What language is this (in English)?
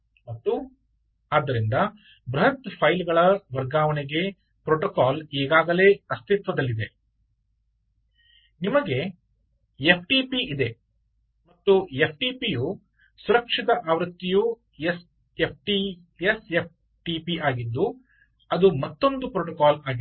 Kannada